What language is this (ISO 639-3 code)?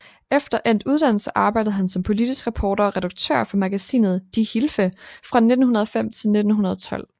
dan